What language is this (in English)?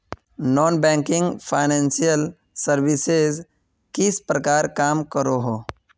Magahi